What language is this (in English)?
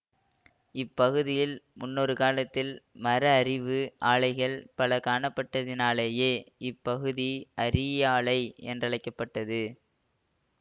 Tamil